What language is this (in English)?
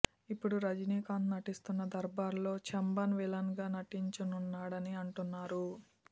Telugu